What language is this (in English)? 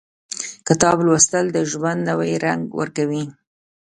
Pashto